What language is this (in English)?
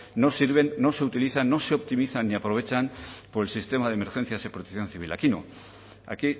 Spanish